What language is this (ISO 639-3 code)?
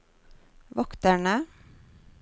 nor